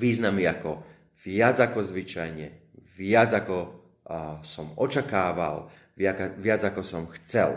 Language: Slovak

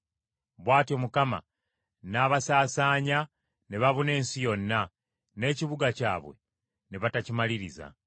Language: Ganda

